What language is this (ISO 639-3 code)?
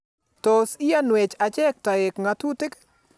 kln